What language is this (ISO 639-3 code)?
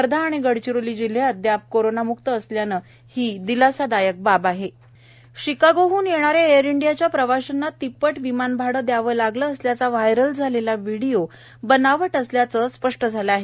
mar